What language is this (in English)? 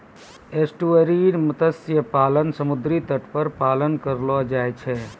Maithili